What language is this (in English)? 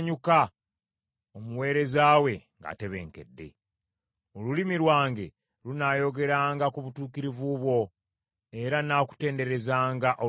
Ganda